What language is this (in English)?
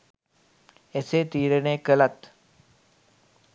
Sinhala